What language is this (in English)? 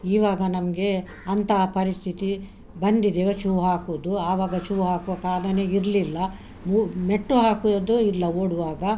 Kannada